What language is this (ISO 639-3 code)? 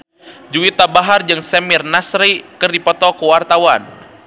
sun